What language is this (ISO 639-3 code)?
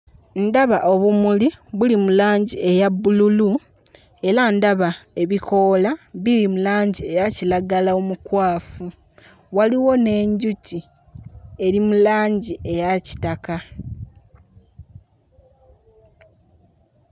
lug